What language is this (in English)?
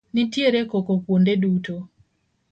Luo (Kenya and Tanzania)